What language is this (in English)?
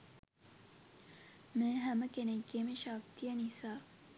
Sinhala